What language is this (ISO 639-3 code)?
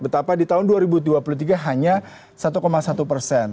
ind